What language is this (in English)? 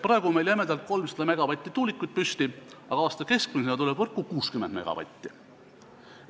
Estonian